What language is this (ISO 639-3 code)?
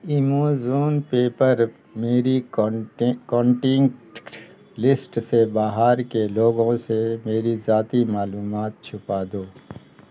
urd